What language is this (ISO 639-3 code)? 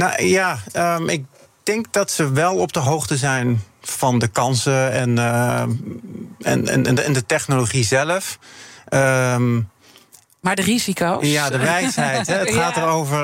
nld